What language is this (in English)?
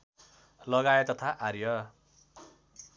Nepali